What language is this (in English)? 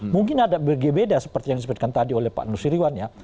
Indonesian